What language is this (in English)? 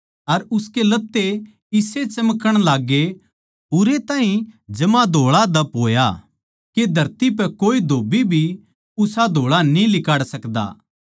Haryanvi